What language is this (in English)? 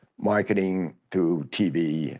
English